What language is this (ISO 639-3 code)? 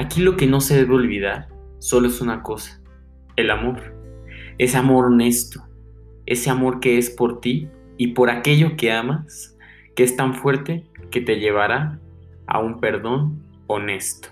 spa